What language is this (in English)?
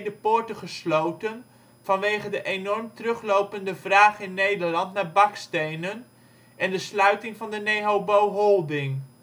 Dutch